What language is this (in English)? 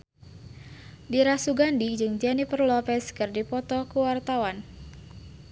Sundanese